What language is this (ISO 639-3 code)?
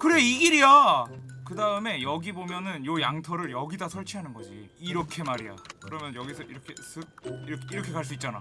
kor